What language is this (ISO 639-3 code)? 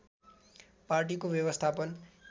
nep